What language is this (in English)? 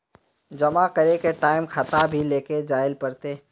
Magahi